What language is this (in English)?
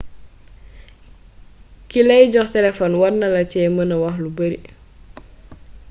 Wolof